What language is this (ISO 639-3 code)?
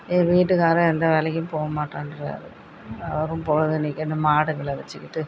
tam